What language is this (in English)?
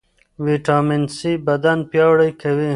Pashto